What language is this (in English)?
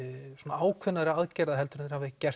Icelandic